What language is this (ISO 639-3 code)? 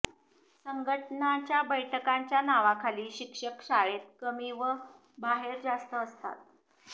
mar